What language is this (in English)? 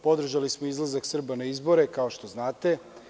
Serbian